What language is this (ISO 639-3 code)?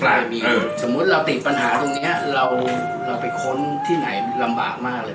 tha